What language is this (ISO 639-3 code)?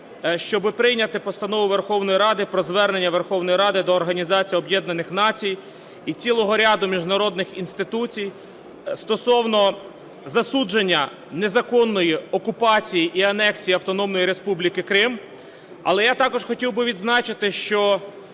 ukr